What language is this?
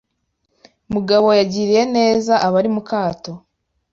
Kinyarwanda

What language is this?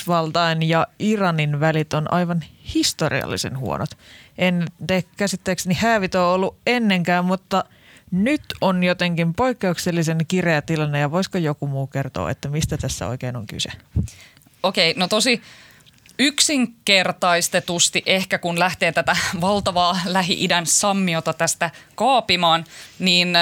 Finnish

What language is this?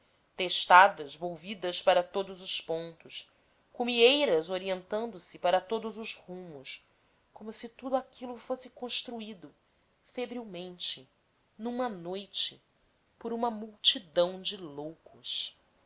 Portuguese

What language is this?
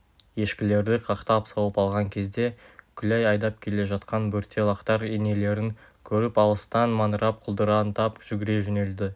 Kazakh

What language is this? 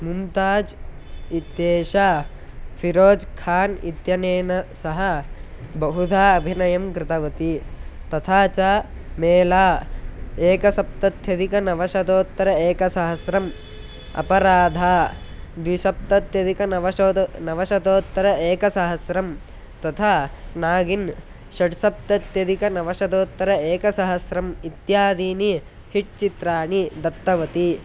Sanskrit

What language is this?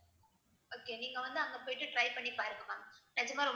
Tamil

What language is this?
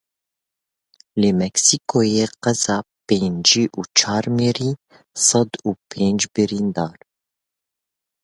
Kurdish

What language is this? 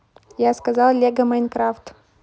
Russian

